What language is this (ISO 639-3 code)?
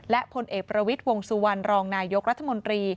tha